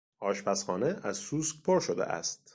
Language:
Persian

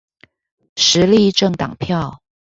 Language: Chinese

